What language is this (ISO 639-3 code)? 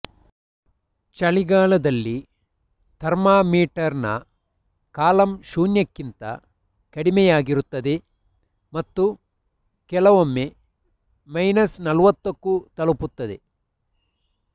kan